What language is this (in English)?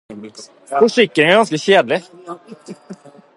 Norwegian Bokmål